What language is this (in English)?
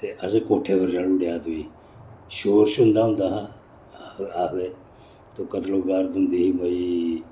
Dogri